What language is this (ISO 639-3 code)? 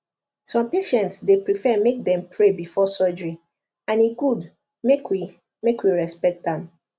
pcm